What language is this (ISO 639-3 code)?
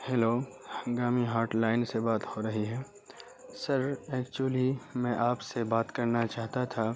urd